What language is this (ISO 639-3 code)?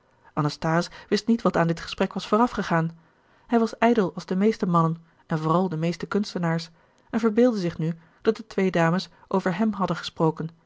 nld